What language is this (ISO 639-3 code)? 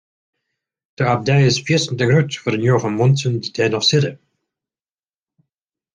fry